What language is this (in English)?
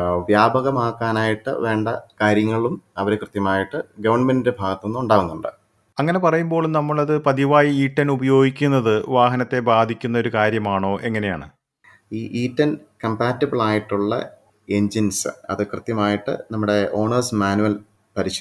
Malayalam